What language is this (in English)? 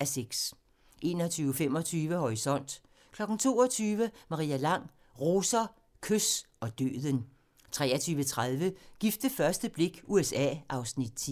Danish